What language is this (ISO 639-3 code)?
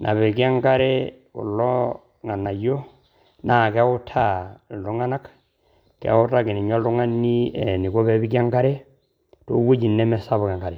mas